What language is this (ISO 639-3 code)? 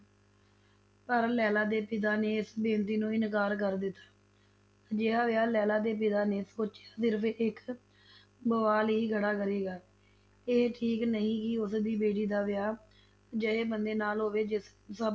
pan